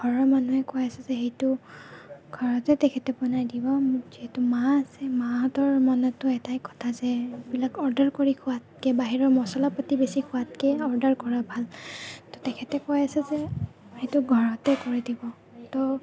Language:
Assamese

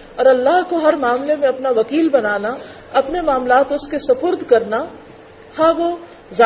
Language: Urdu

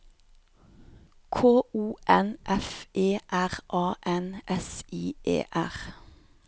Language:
Norwegian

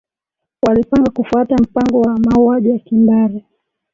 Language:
Swahili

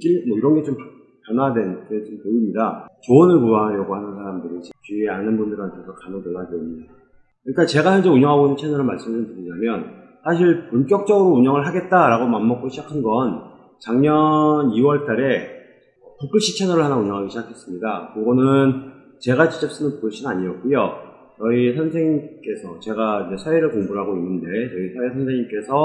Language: Korean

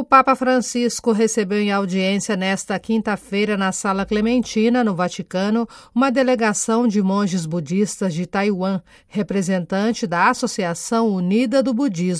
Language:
Portuguese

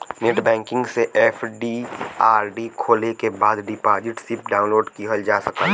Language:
Bhojpuri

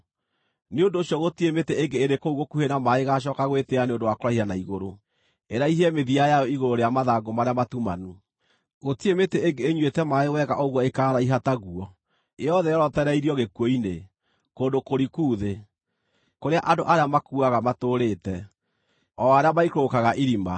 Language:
Kikuyu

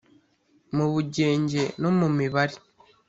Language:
Kinyarwanda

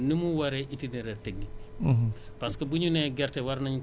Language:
Wolof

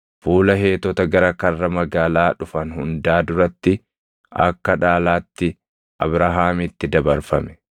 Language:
Oromo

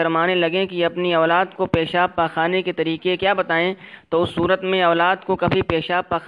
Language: Urdu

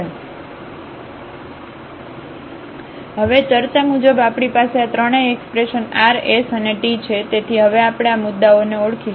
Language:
Gujarati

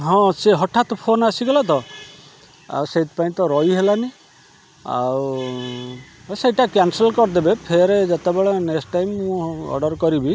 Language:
Odia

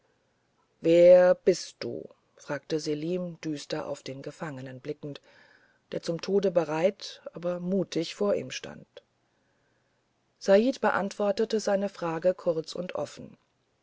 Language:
German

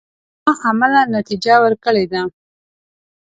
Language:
Pashto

